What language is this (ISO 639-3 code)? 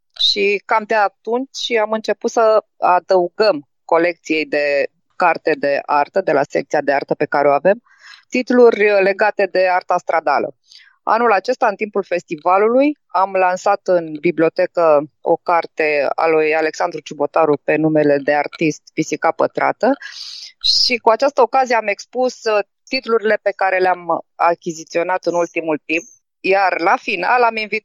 ron